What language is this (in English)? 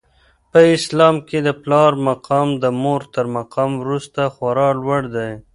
Pashto